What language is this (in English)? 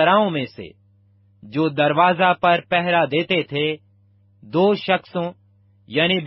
Urdu